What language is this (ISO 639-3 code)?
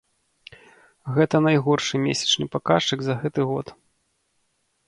bel